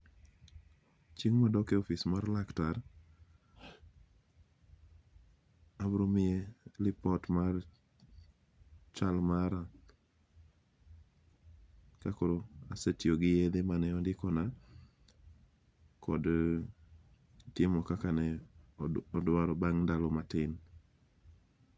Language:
Luo (Kenya and Tanzania)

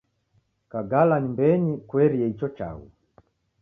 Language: Taita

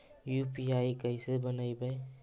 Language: Magahi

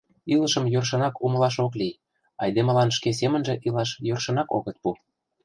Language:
Mari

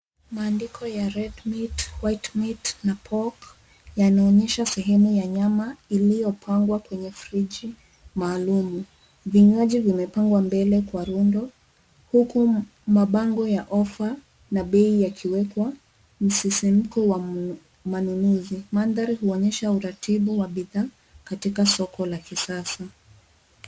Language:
Swahili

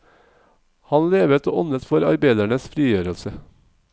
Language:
Norwegian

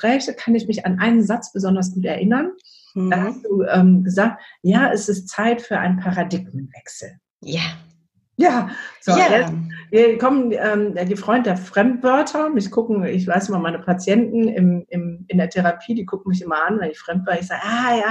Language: German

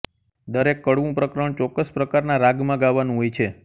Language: Gujarati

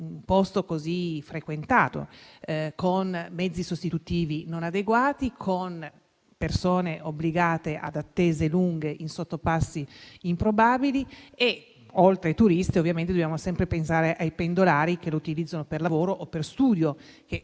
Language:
Italian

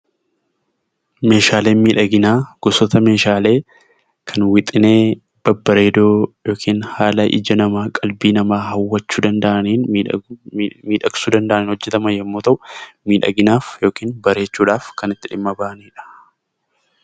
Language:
Oromo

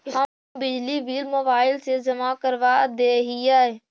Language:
Magahi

